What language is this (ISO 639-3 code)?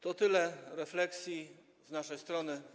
pol